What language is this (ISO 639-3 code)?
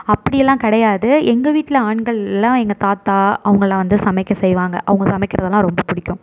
tam